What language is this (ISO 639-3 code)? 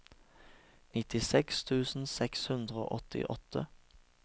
nor